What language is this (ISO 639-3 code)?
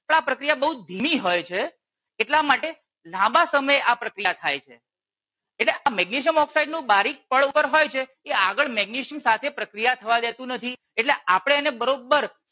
guj